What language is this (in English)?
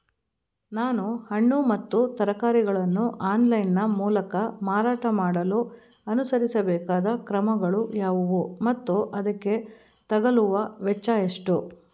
Kannada